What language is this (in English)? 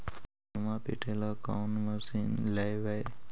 Magahi